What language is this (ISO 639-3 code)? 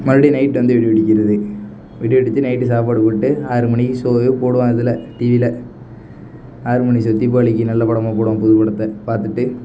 tam